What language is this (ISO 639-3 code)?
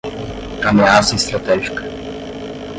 por